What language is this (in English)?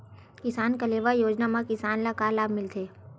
Chhattisgarhi